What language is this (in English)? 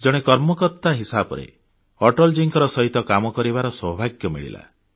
Odia